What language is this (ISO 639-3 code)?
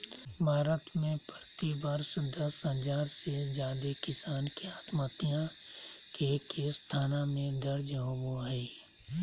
mag